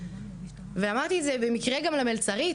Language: Hebrew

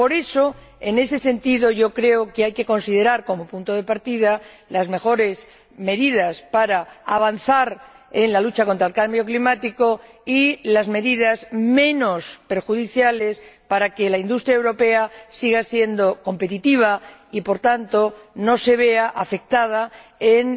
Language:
Spanish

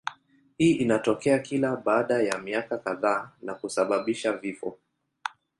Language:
Swahili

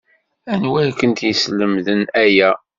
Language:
Kabyle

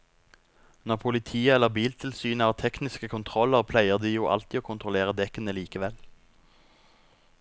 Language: Norwegian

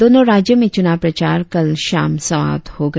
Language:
Hindi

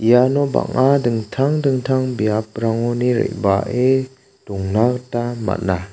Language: Garo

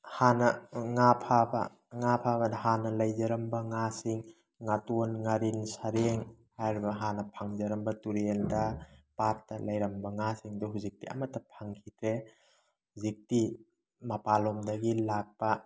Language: Manipuri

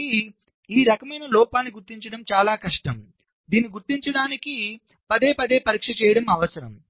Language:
Telugu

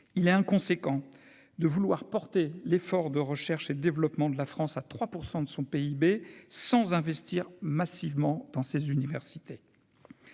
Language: French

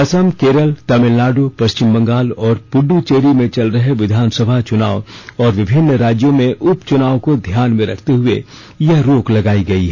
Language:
Hindi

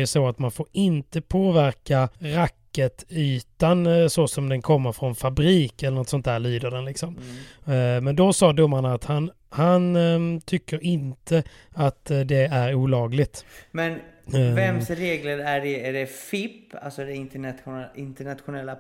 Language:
Swedish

